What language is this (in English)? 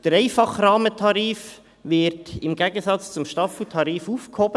Swiss German